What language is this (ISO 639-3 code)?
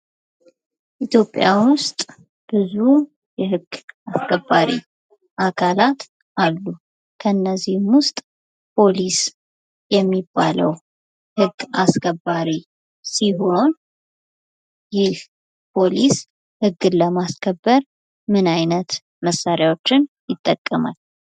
amh